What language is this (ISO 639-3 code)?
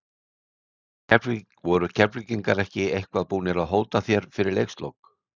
isl